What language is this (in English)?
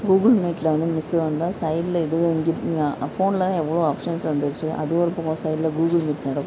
Tamil